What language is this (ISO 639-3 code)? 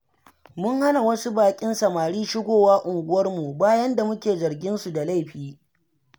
hau